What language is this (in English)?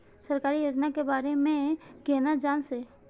Maithili